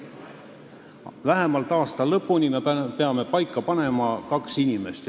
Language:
Estonian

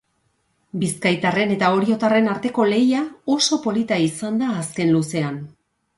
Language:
Basque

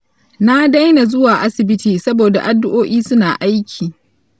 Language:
Hausa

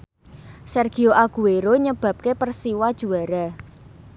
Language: Javanese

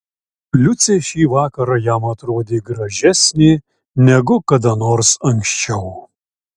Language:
Lithuanian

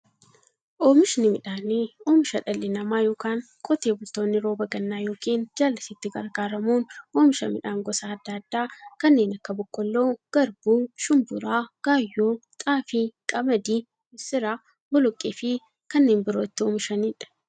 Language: Oromo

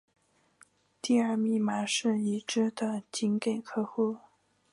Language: Chinese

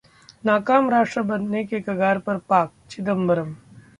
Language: Hindi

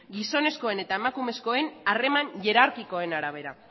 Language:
Basque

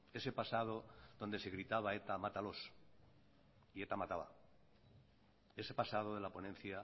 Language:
Spanish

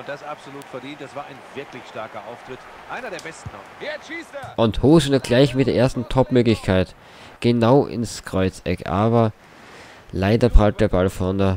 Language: German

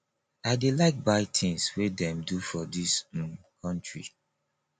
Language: Nigerian Pidgin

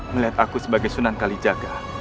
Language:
Indonesian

